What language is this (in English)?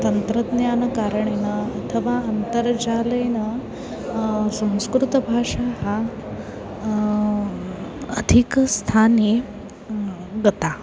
Sanskrit